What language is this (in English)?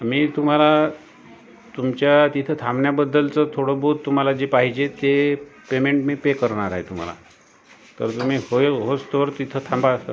Marathi